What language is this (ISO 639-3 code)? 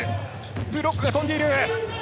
jpn